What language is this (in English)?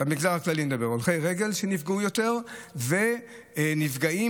Hebrew